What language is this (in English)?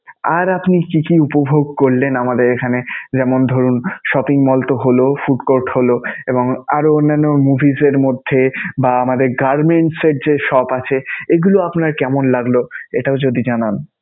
Bangla